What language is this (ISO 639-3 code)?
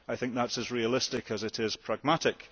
eng